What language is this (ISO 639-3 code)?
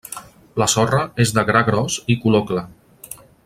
cat